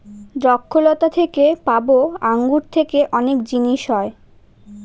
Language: Bangla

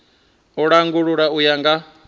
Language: Venda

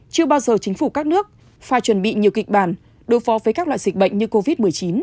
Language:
Vietnamese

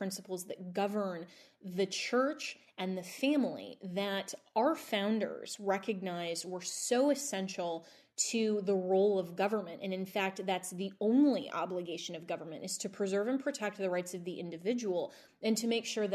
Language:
English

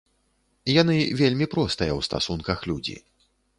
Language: Belarusian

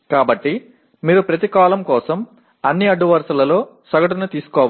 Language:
Telugu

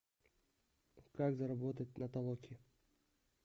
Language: Russian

